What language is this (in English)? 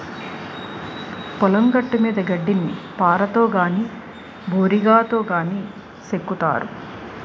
Telugu